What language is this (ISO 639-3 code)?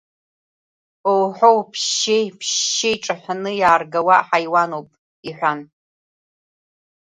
abk